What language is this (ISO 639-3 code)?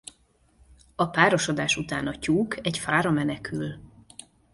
hun